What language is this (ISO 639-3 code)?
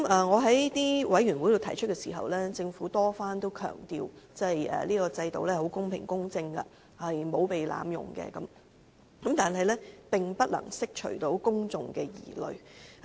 yue